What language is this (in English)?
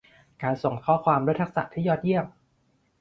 Thai